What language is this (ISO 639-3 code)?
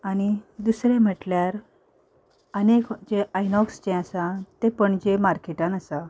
kok